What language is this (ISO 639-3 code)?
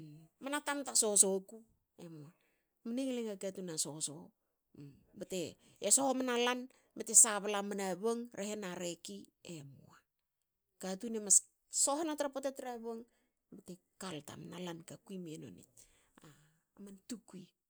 hao